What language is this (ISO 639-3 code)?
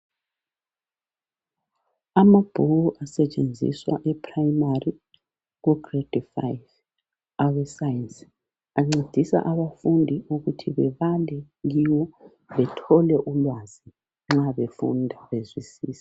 nde